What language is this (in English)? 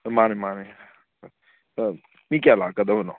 Manipuri